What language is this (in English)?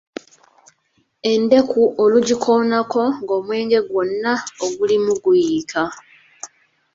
Ganda